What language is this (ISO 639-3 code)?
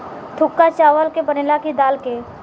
bho